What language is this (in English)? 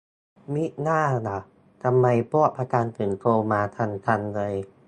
Thai